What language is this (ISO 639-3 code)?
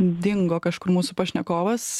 lit